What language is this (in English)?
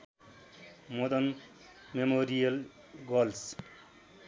Nepali